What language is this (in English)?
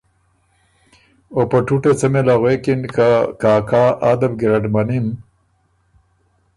Ormuri